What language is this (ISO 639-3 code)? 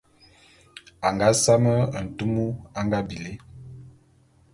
bum